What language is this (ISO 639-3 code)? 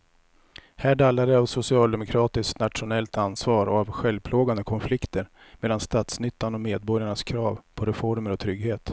swe